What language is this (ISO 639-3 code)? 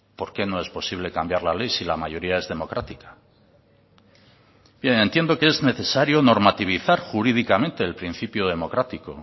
spa